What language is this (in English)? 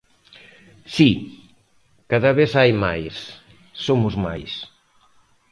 Galician